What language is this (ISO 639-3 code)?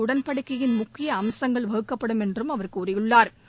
tam